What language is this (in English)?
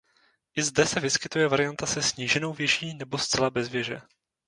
Czech